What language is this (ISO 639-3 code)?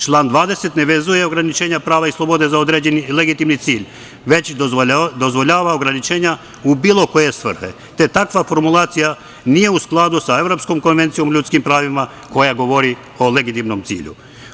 srp